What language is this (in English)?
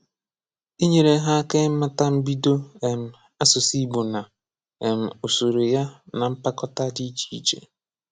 Igbo